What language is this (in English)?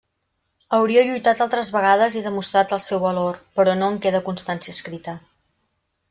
Catalan